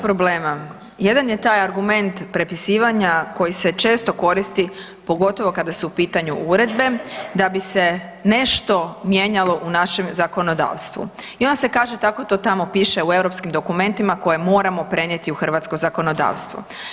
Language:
Croatian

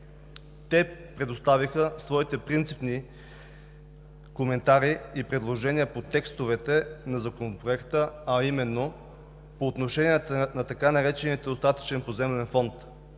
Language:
Bulgarian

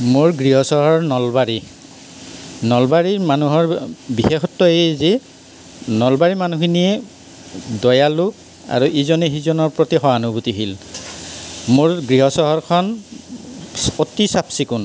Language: Assamese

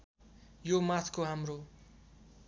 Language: Nepali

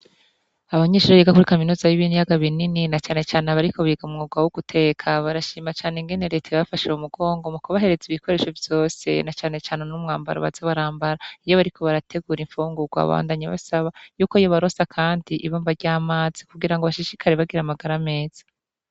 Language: Rundi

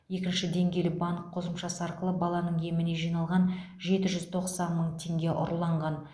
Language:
Kazakh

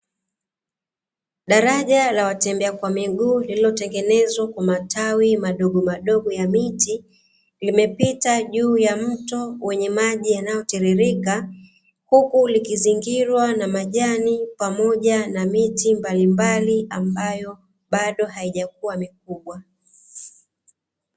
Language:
Swahili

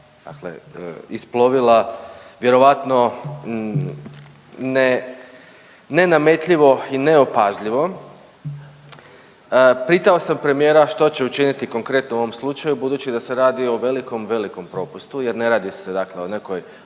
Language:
Croatian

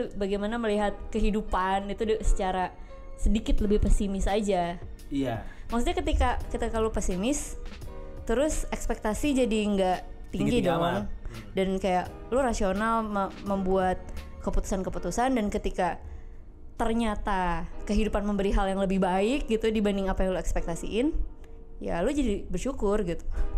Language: Indonesian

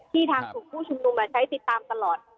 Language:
Thai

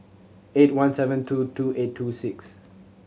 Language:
English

